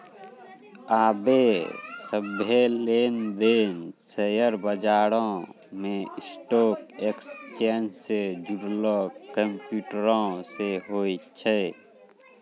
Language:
Maithili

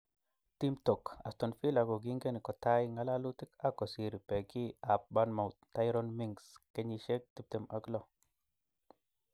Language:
Kalenjin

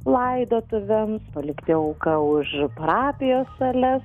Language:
Lithuanian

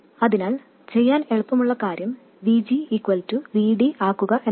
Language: Malayalam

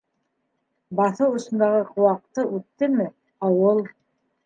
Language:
Bashkir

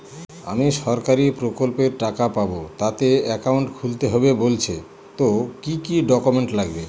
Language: Bangla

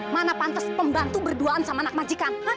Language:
Indonesian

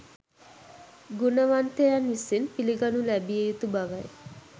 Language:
Sinhala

